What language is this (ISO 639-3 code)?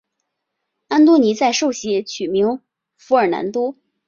zho